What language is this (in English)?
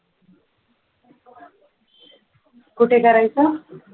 Marathi